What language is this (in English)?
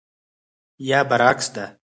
Pashto